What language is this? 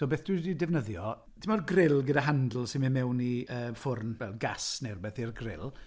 Welsh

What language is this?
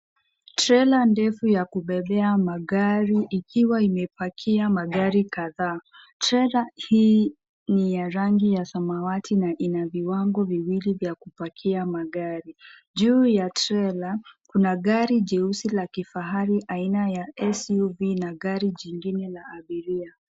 Swahili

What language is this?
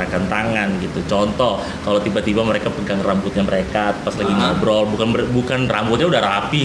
Indonesian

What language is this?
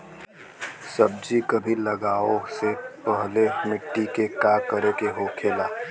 Bhojpuri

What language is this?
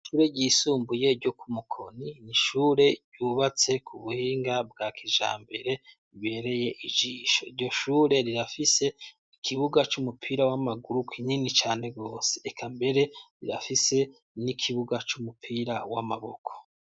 Rundi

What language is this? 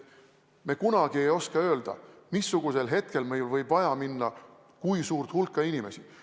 Estonian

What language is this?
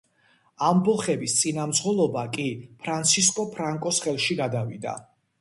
Georgian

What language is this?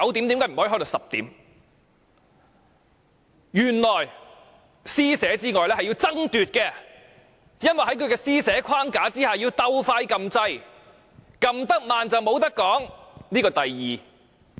Cantonese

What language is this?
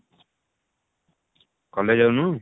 Odia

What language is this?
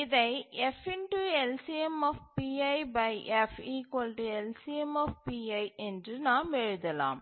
Tamil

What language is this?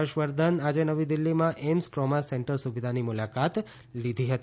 Gujarati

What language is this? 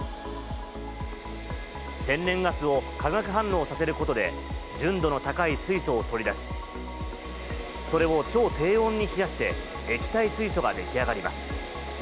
Japanese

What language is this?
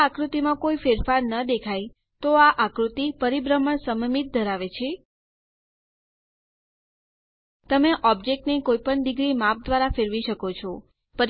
Gujarati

